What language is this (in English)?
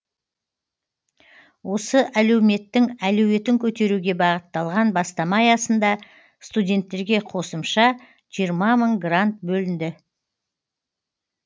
Kazakh